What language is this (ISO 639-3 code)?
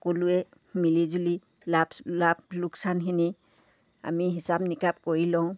asm